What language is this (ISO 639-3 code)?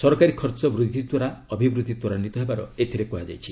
ori